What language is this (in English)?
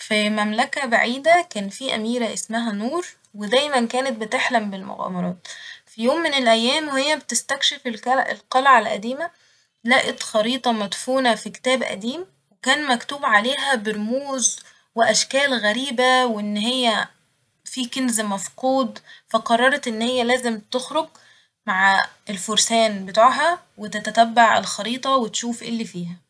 Egyptian Arabic